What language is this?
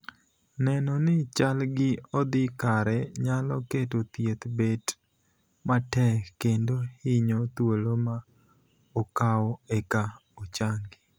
Luo (Kenya and Tanzania)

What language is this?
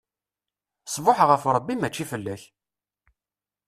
Kabyle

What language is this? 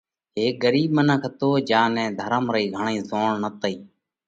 Parkari Koli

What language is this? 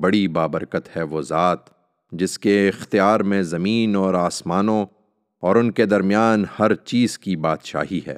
Urdu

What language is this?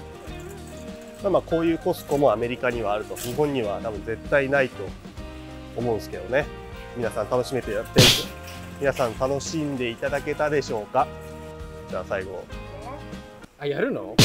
Japanese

